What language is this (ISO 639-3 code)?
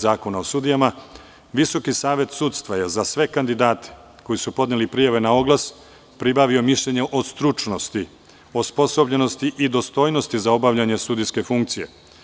srp